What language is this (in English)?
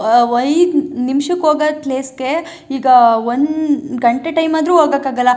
Kannada